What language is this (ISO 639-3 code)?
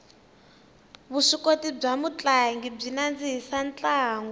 tso